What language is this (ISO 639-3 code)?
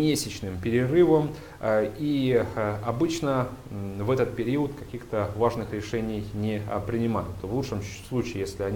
rus